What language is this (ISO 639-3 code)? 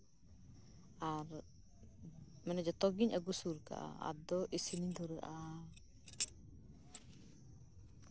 sat